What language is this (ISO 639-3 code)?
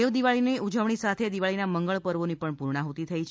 guj